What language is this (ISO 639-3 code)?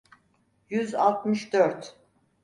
tur